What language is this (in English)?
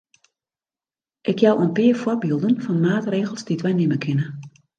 Western Frisian